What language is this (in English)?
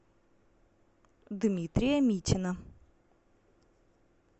Russian